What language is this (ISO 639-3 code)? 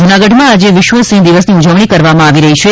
guj